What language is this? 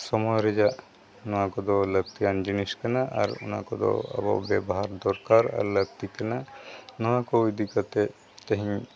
Santali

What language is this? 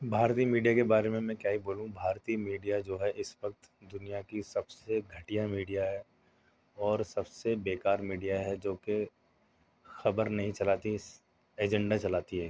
Urdu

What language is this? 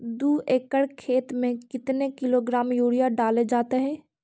Magahi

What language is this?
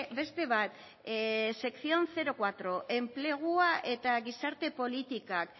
Basque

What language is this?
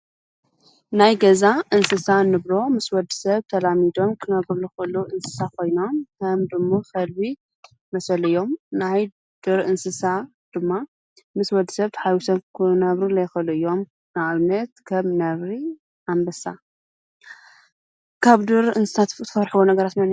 Tigrinya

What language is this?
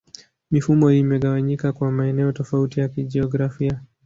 Swahili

